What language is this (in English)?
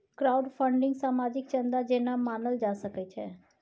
Maithili